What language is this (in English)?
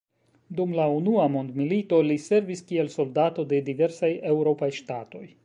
Esperanto